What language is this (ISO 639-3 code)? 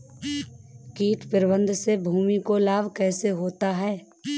hin